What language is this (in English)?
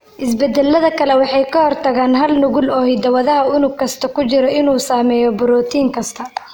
Somali